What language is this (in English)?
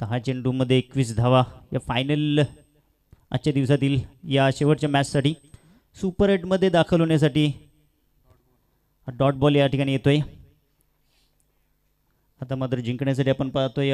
Hindi